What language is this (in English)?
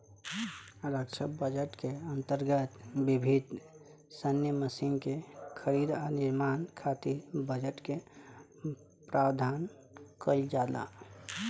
Bhojpuri